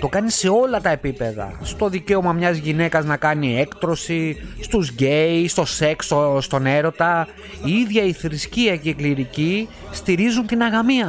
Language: Greek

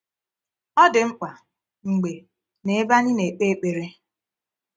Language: Igbo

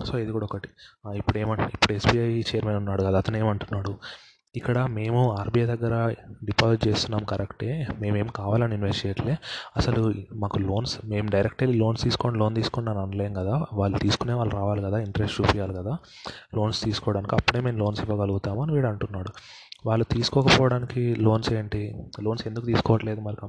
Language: Telugu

